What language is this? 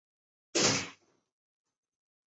Chinese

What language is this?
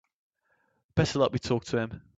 English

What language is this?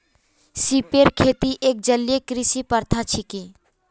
Magahi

